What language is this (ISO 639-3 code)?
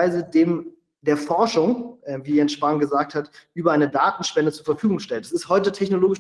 deu